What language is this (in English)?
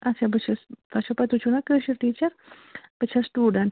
Kashmiri